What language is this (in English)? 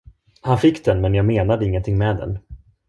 Swedish